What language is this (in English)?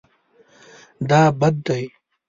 Pashto